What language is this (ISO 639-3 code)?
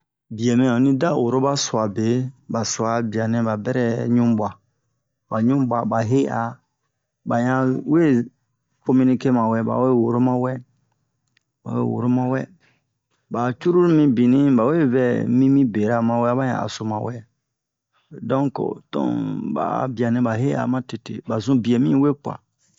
bmq